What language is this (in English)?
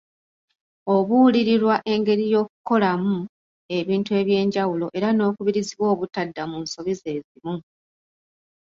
Ganda